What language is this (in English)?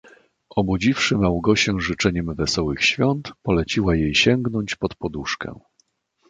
Polish